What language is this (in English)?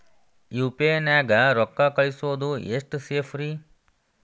Kannada